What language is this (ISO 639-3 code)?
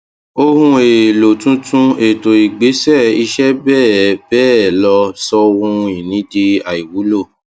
yor